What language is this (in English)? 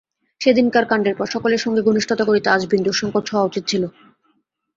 Bangla